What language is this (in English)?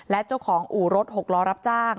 Thai